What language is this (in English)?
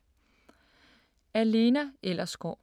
Danish